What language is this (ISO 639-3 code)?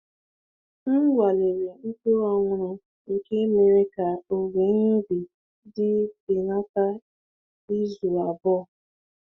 ibo